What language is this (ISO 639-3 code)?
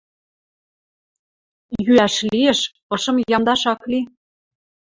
mrj